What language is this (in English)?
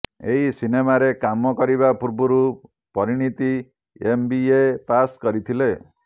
Odia